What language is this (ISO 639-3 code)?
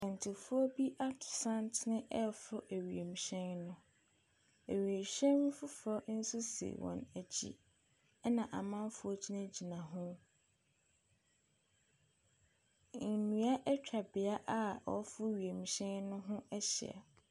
aka